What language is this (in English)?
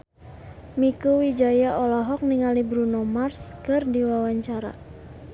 Sundanese